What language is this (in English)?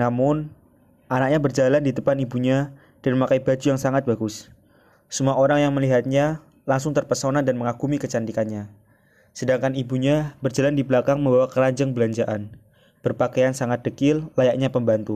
Indonesian